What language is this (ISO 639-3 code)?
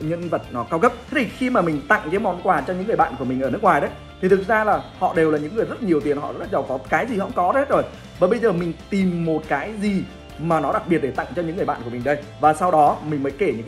vie